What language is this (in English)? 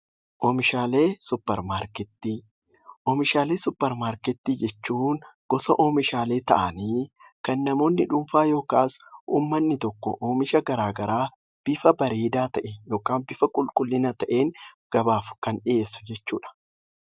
Oromo